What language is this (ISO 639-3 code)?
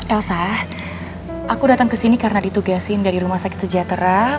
ind